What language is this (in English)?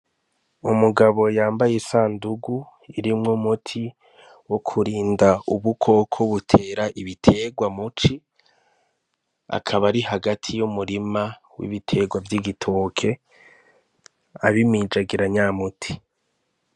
Rundi